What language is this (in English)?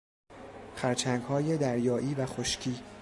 Persian